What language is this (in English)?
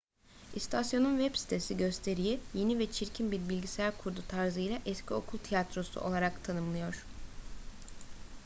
Turkish